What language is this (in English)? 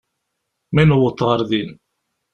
Kabyle